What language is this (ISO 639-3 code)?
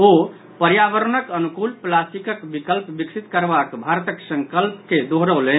mai